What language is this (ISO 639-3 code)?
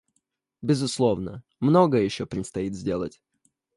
rus